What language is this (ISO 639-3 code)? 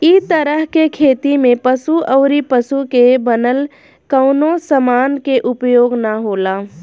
bho